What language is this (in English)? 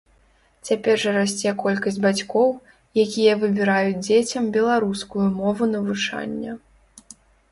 Belarusian